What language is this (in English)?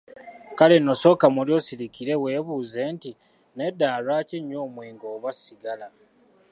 Ganda